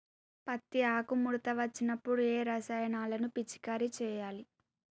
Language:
Telugu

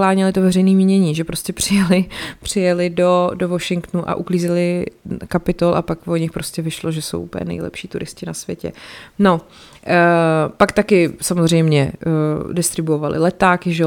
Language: Czech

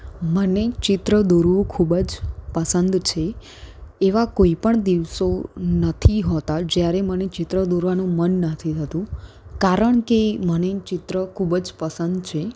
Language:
Gujarati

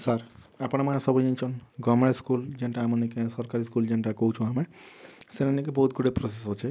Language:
Odia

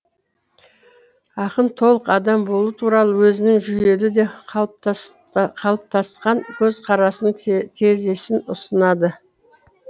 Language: Kazakh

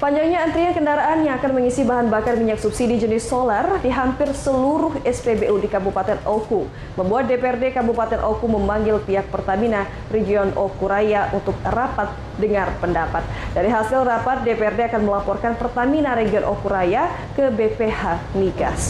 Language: Indonesian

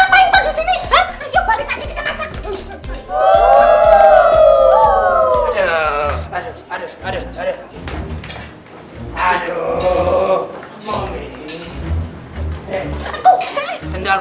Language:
Indonesian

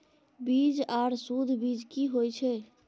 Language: Maithili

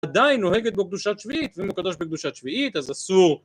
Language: Hebrew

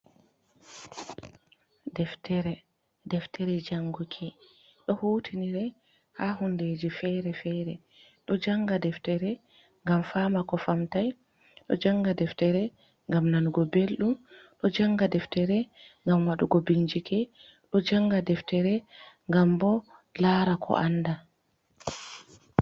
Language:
Fula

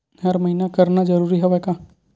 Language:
Chhattisgarhi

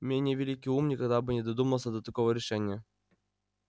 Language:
Russian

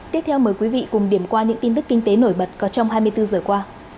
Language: Vietnamese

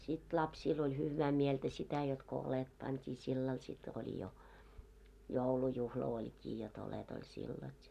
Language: Finnish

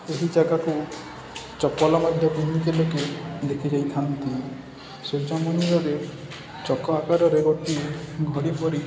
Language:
Odia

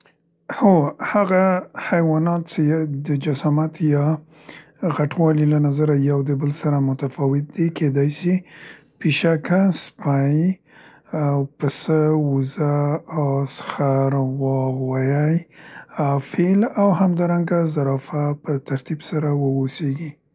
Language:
Central Pashto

